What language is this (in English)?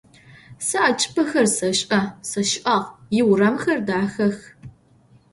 Adyghe